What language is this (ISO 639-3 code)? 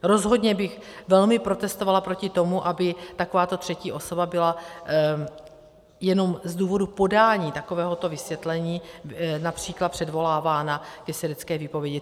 ces